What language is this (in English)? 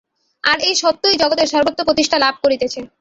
Bangla